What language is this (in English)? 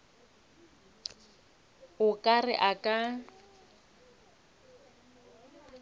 Northern Sotho